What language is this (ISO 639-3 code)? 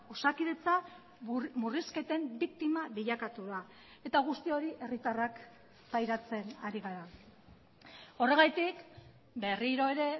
eus